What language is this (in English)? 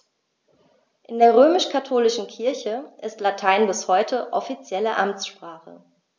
German